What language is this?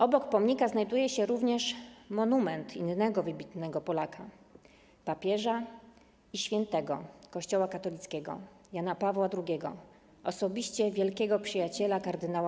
Polish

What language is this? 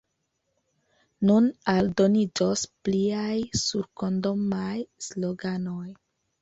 Esperanto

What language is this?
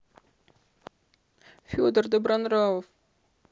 Russian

